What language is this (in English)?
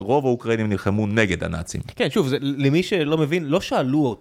Hebrew